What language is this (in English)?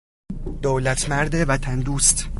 Persian